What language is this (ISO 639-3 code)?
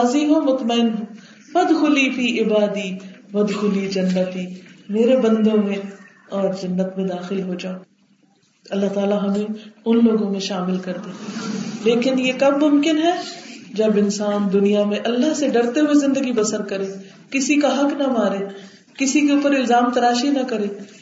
urd